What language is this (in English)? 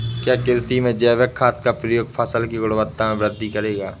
Hindi